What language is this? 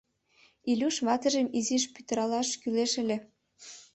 Mari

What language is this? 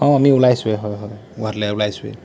Assamese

